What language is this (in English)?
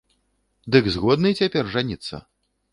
Belarusian